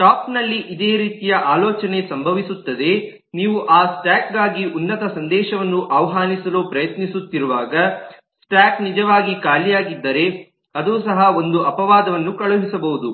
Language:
Kannada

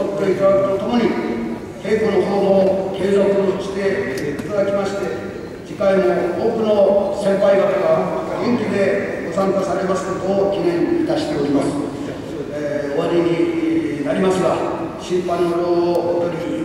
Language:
Japanese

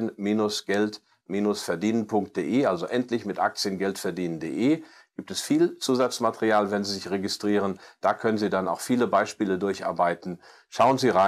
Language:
German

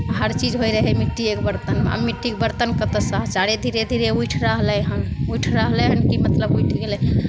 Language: Maithili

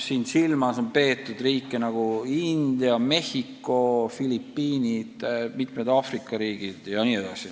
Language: Estonian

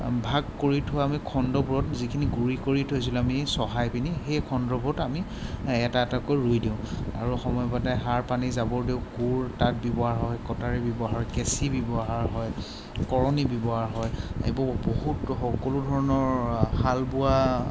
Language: Assamese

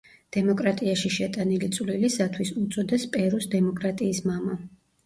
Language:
Georgian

